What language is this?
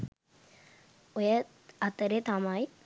Sinhala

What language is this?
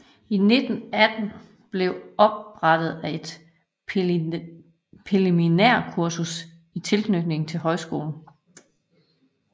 Danish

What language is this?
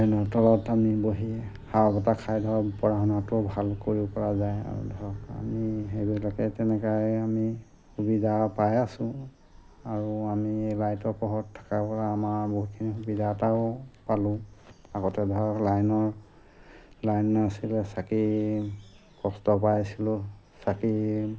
Assamese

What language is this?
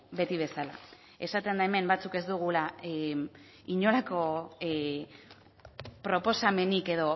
Basque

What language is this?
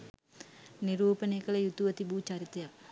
Sinhala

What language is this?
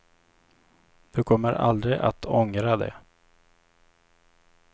Swedish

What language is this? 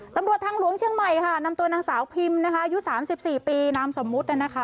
Thai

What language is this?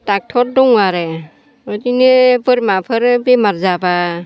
Bodo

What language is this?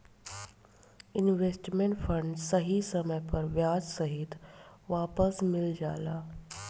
Bhojpuri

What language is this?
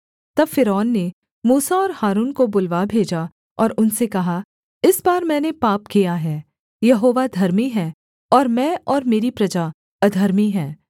Hindi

